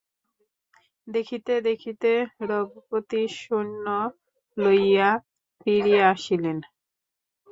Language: Bangla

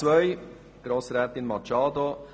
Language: Swiss German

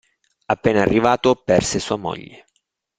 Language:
Italian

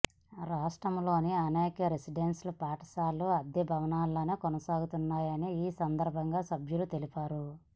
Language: Telugu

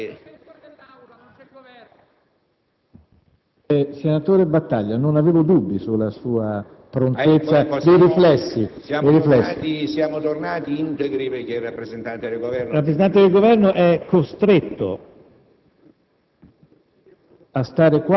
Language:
Italian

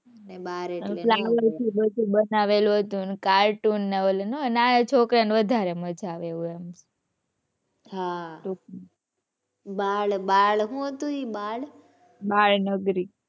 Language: Gujarati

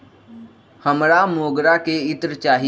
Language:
Magahi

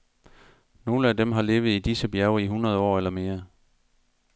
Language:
Danish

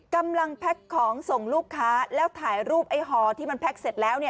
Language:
Thai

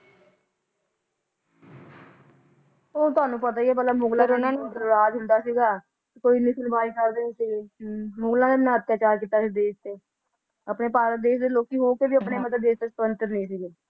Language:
Punjabi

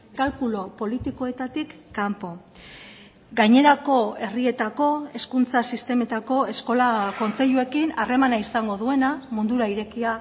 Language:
Basque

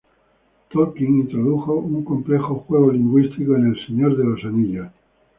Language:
Spanish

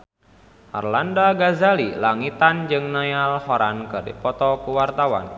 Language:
Sundanese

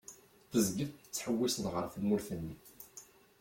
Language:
Kabyle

